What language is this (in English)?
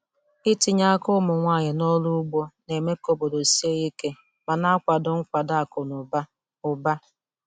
Igbo